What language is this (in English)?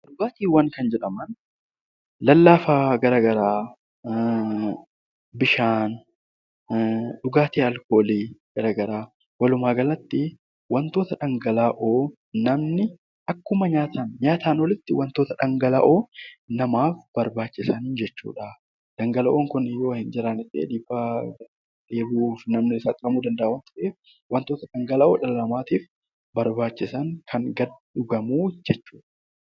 Oromo